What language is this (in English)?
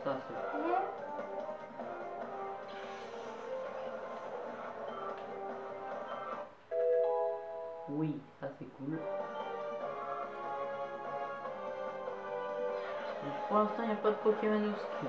French